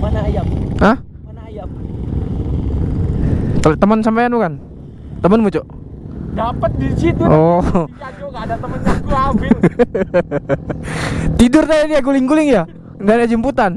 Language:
Indonesian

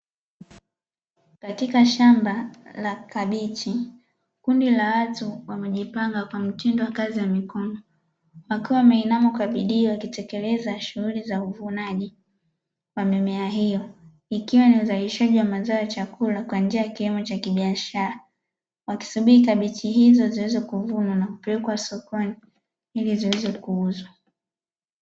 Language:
Swahili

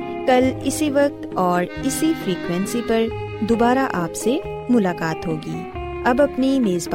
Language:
Urdu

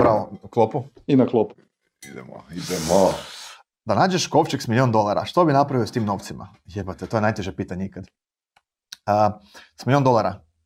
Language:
Croatian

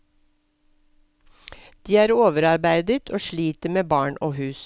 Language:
Norwegian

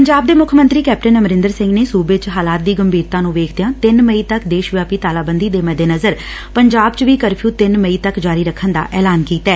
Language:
Punjabi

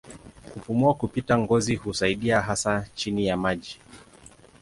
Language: Swahili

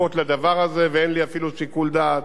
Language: Hebrew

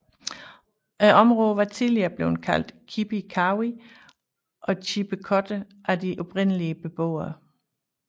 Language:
Danish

